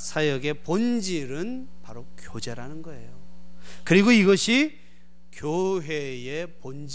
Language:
Korean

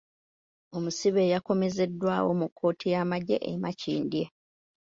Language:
Ganda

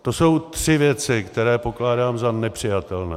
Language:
Czech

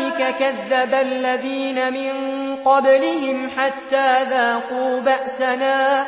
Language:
Arabic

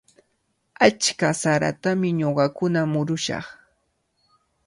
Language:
Cajatambo North Lima Quechua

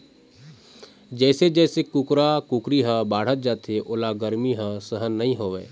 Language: Chhattisgarhi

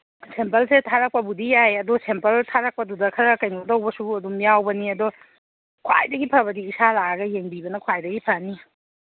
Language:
Manipuri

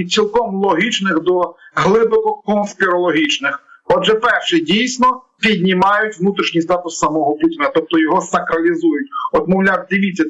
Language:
Ukrainian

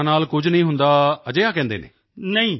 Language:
Punjabi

